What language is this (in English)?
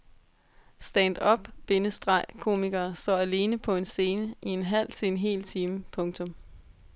Danish